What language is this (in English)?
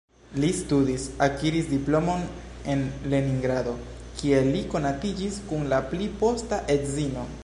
Esperanto